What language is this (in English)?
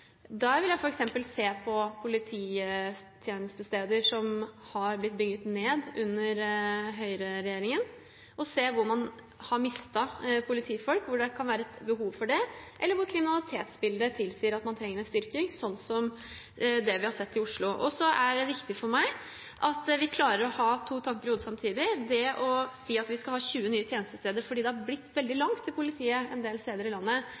Norwegian Bokmål